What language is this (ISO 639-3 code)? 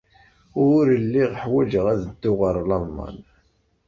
kab